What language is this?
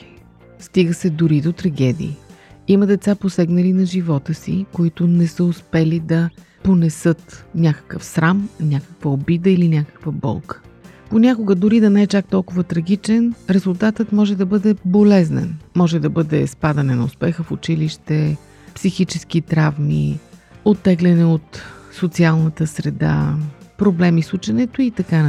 Bulgarian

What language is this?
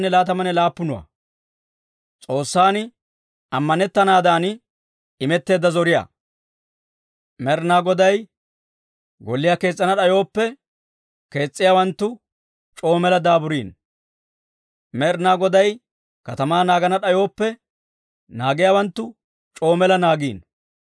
Dawro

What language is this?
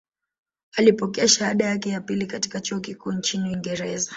Swahili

